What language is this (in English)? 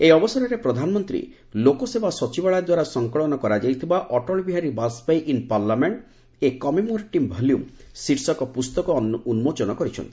Odia